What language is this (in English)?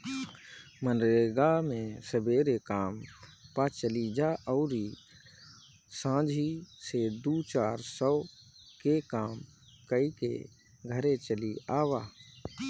Bhojpuri